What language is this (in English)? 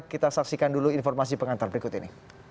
Indonesian